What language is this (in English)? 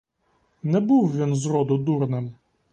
Ukrainian